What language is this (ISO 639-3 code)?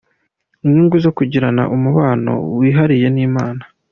kin